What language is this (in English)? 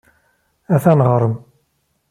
Kabyle